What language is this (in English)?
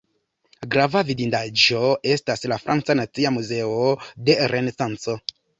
Esperanto